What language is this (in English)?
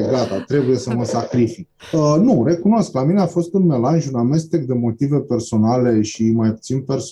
Romanian